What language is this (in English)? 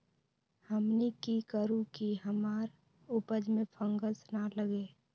Magahi